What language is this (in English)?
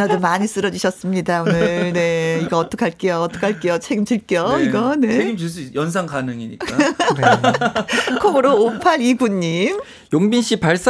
Korean